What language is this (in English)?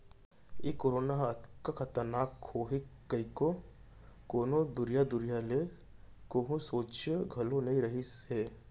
Chhattisgarhi